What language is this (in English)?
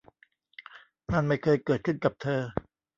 Thai